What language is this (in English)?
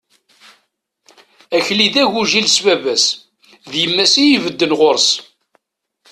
Kabyle